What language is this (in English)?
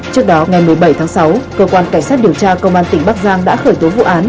Vietnamese